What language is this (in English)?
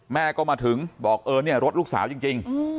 Thai